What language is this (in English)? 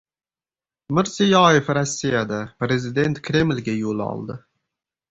Uzbek